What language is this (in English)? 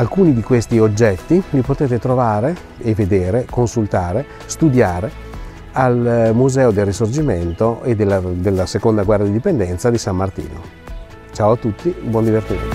Italian